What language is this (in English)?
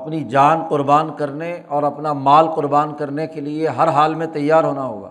Urdu